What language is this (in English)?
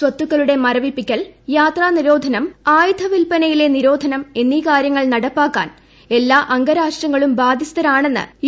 Malayalam